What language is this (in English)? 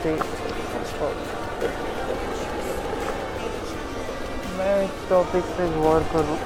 Marathi